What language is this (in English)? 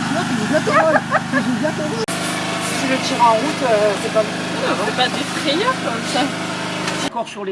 French